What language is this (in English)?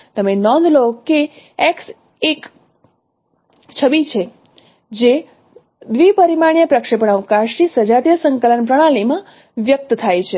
Gujarati